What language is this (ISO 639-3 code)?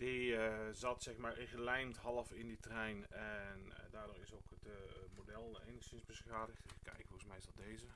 nld